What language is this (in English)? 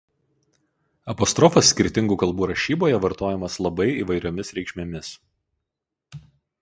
Lithuanian